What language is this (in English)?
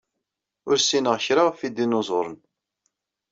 Kabyle